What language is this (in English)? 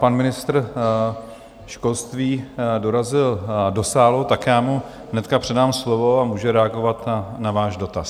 Czech